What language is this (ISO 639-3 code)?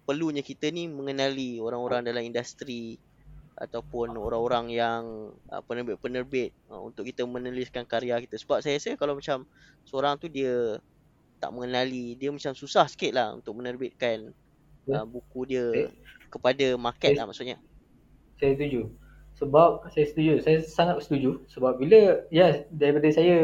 msa